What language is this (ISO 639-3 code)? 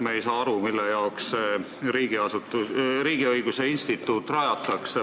est